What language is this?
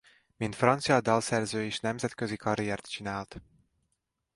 Hungarian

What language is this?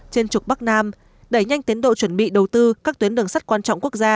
Vietnamese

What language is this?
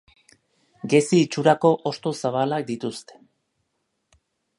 Basque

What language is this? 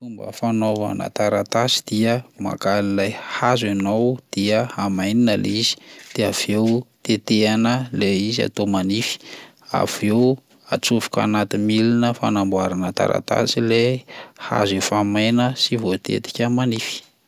Malagasy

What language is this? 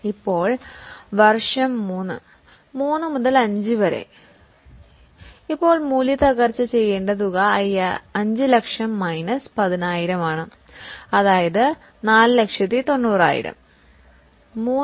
Malayalam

